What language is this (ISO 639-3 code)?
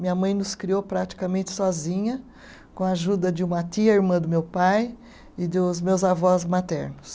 por